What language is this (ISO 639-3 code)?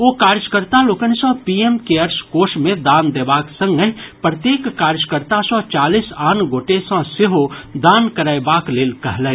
mai